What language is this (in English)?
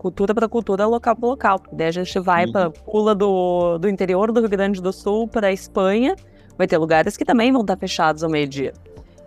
Portuguese